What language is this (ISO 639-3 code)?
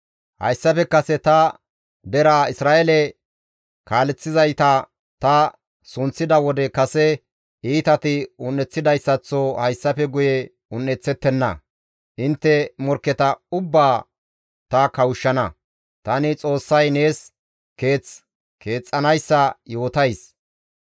gmv